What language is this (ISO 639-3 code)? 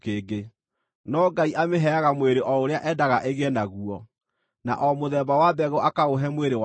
kik